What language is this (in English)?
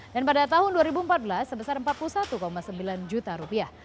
Indonesian